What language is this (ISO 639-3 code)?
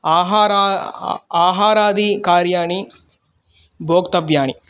san